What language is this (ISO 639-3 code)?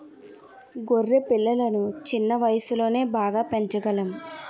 tel